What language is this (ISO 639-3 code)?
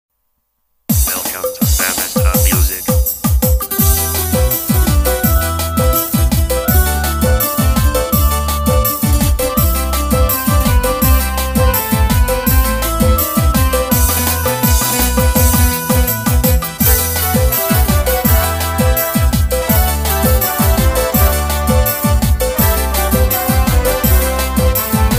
ind